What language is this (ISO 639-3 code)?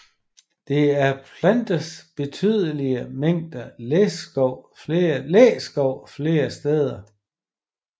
dan